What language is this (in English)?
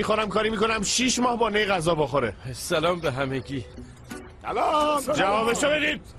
Persian